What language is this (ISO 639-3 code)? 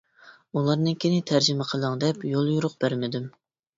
uig